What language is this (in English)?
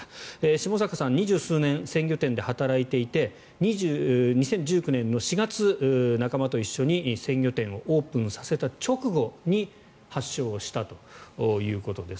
Japanese